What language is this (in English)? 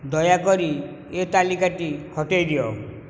Odia